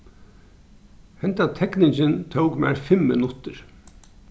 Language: Faroese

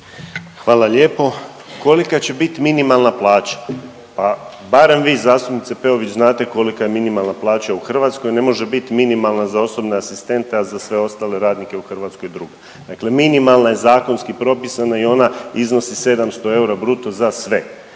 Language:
Croatian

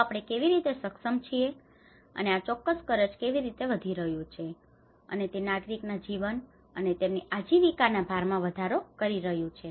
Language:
Gujarati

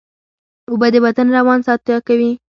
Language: Pashto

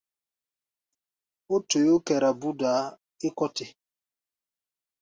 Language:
Gbaya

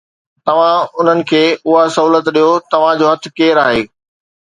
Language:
Sindhi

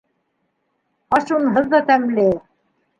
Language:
Bashkir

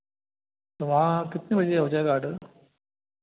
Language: Hindi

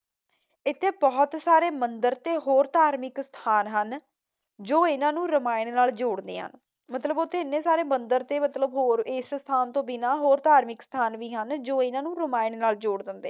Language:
Punjabi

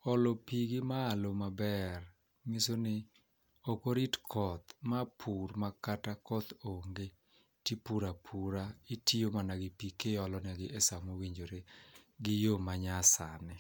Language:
Luo (Kenya and Tanzania)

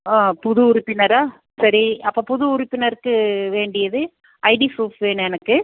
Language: Tamil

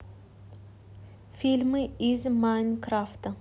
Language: Russian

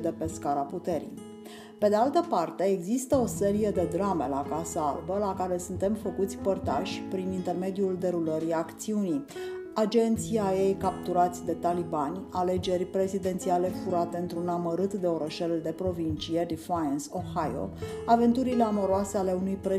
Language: Romanian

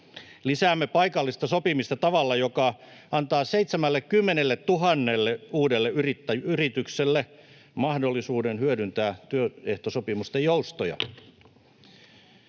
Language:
Finnish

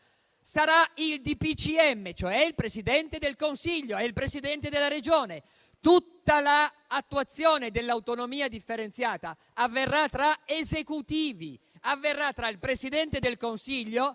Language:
Italian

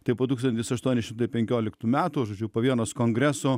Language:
Lithuanian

